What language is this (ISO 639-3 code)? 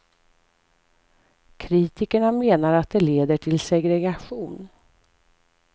swe